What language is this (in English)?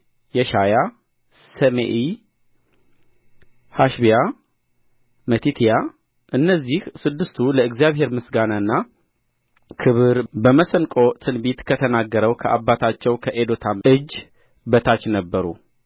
Amharic